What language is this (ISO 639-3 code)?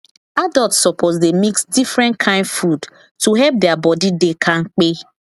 pcm